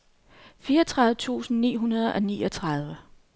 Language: Danish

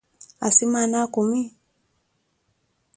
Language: Koti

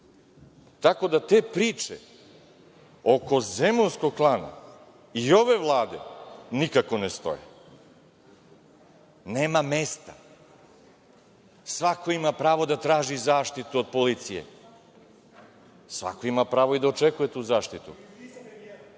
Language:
Serbian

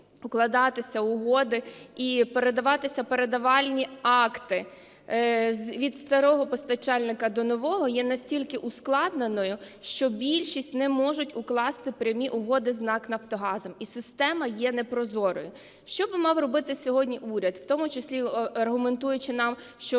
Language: Ukrainian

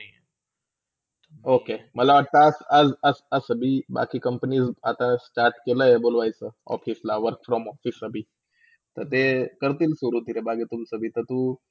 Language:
Marathi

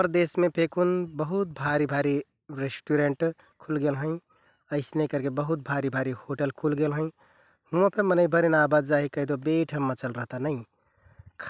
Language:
Kathoriya Tharu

